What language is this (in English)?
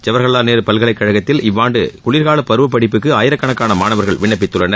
Tamil